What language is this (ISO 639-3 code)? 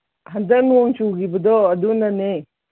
mni